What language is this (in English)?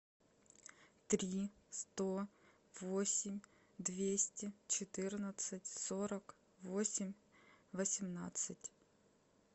Russian